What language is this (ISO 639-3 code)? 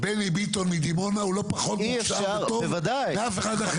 heb